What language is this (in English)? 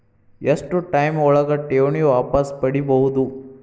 Kannada